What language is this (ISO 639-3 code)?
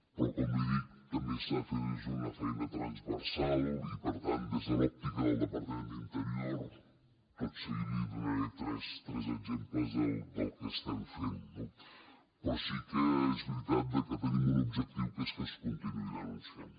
cat